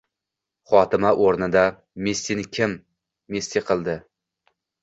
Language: Uzbek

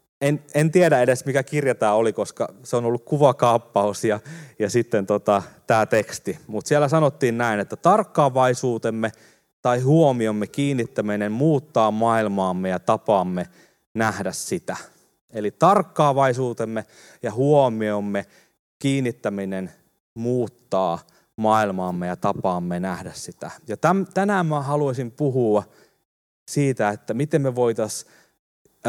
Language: Finnish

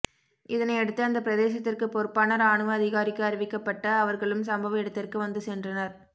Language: Tamil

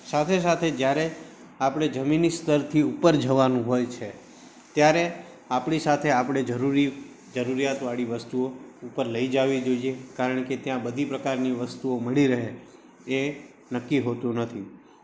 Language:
Gujarati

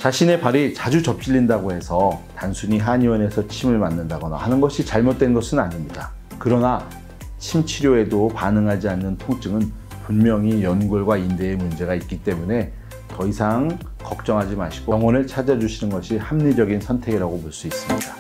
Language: Korean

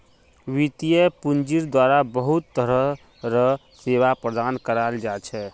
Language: Magahi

